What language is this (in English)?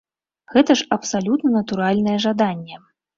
Belarusian